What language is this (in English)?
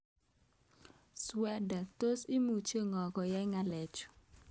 Kalenjin